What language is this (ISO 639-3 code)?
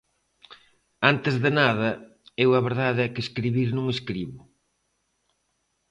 glg